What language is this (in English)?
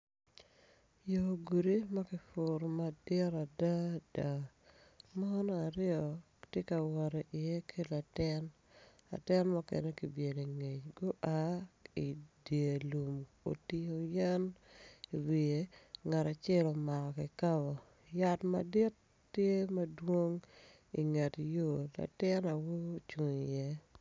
Acoli